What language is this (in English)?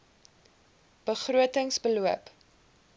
Afrikaans